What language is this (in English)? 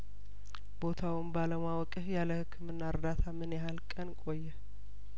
Amharic